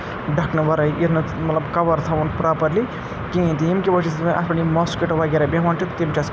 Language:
Kashmiri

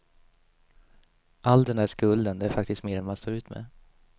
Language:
Swedish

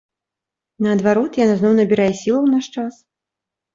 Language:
Belarusian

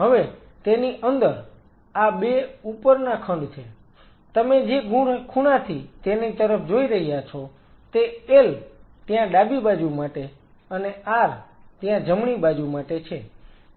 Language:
Gujarati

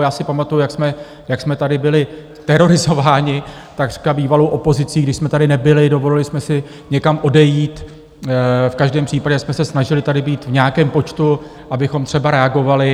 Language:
Czech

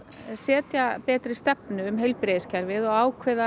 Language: Icelandic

